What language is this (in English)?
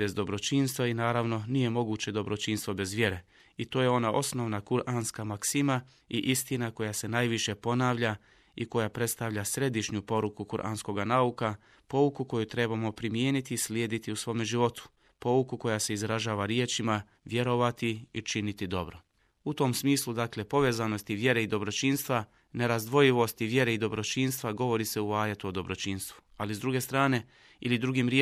Croatian